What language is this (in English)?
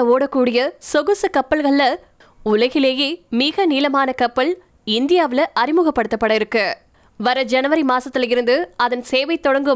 Tamil